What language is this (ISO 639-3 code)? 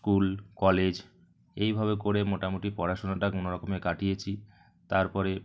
ben